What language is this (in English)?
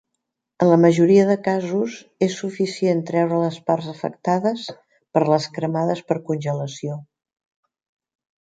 Catalan